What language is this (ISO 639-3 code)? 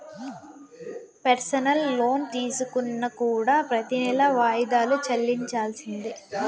tel